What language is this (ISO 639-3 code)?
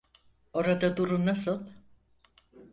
tur